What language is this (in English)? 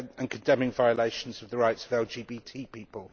English